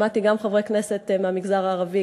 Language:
Hebrew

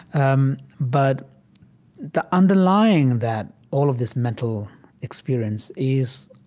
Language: English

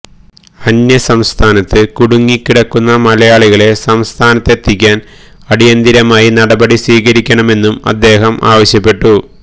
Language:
Malayalam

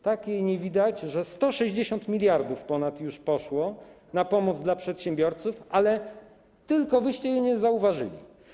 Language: Polish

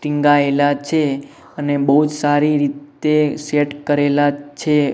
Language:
Gujarati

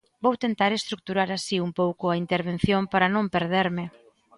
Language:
Galician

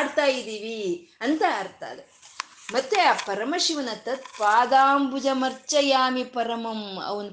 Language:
Kannada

